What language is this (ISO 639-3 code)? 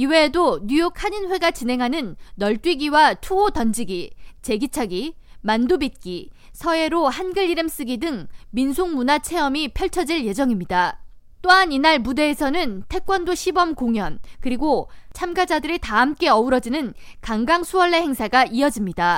kor